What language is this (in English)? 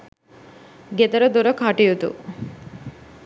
Sinhala